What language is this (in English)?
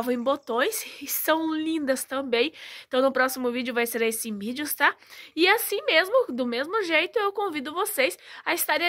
Portuguese